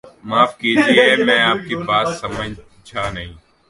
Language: Urdu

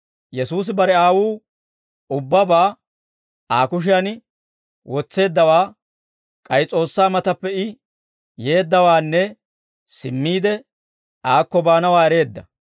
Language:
Dawro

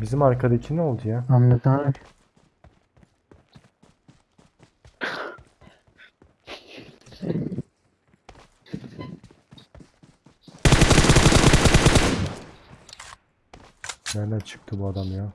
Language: Turkish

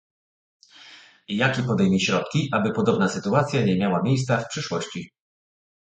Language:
Polish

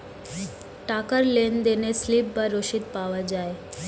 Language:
Bangla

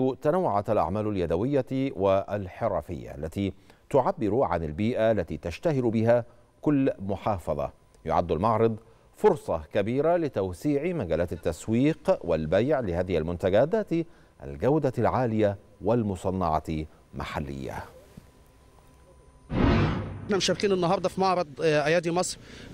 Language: Arabic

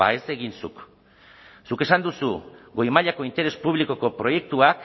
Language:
Basque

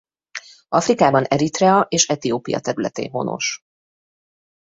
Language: Hungarian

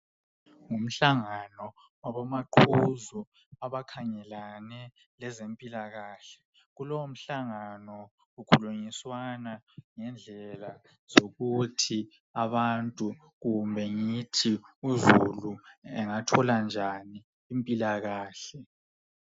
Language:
North Ndebele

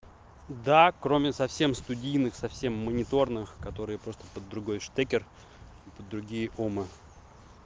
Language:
Russian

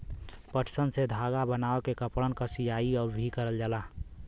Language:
Bhojpuri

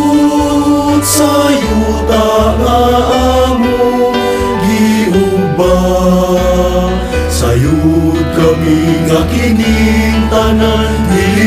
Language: Arabic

